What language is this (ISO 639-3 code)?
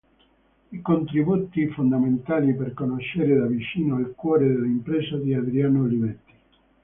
ita